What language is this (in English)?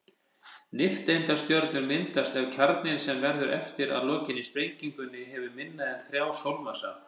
Icelandic